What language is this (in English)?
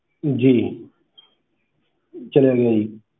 Punjabi